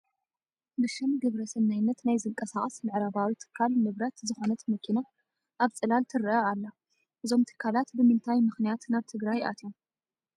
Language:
Tigrinya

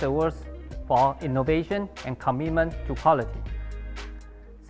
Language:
Indonesian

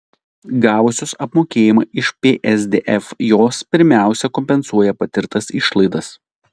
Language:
Lithuanian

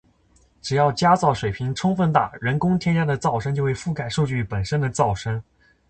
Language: Chinese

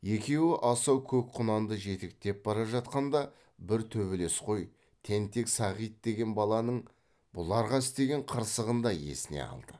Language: Kazakh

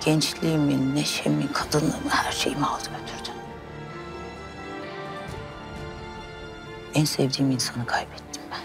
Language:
Turkish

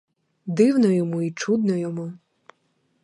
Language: Ukrainian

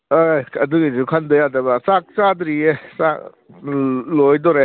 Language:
Manipuri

